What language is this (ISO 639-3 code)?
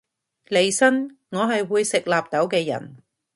yue